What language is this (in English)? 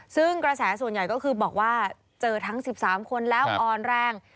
Thai